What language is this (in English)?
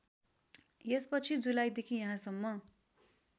Nepali